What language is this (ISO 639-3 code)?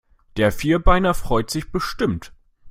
deu